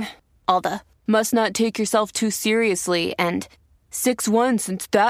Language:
Spanish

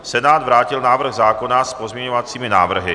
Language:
Czech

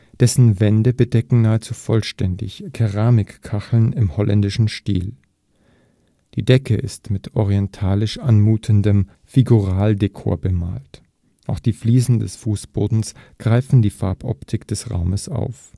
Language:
German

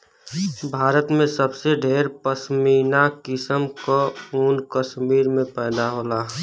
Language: Bhojpuri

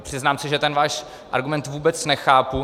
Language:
Czech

